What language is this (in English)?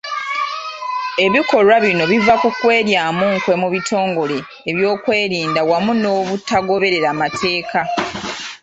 Ganda